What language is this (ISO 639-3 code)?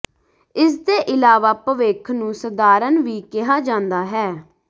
pan